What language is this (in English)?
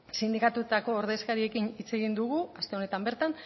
Basque